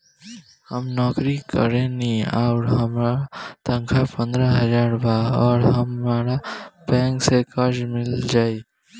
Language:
Bhojpuri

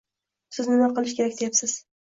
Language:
Uzbek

